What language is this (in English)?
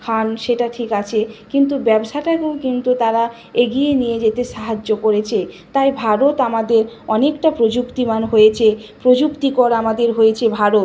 Bangla